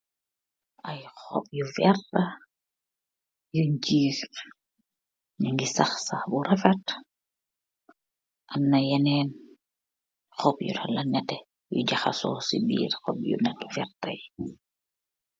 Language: Wolof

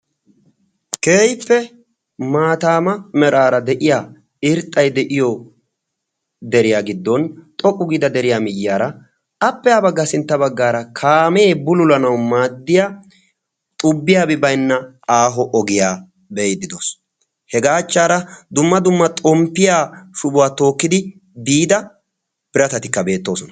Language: Wolaytta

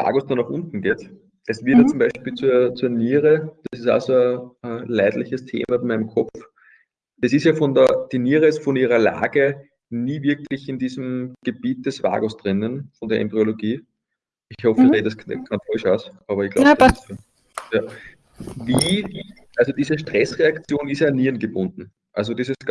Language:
German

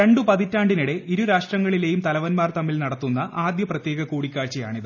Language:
Malayalam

